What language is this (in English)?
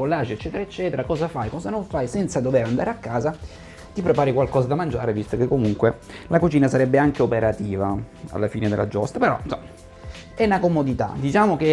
Italian